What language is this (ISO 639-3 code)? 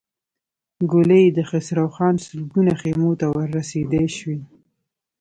pus